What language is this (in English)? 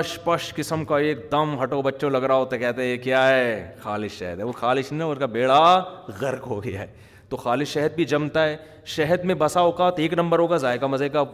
Urdu